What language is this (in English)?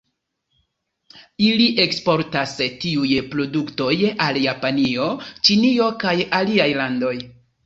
Esperanto